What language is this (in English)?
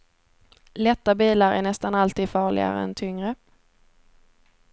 Swedish